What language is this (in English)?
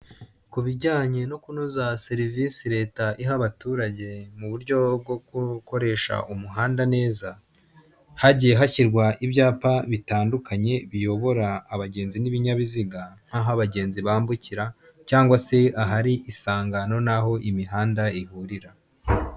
Kinyarwanda